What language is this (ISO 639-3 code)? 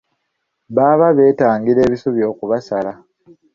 lug